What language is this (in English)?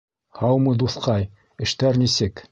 Bashkir